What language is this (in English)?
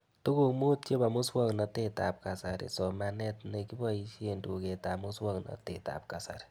Kalenjin